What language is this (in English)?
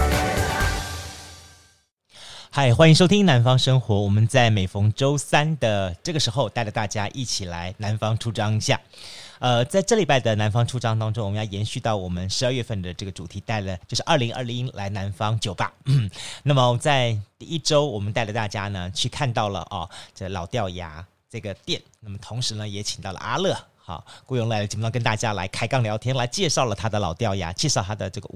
Chinese